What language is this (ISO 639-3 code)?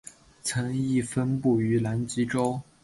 zho